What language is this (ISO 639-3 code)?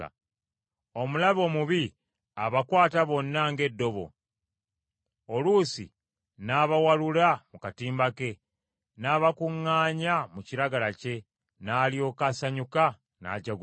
lug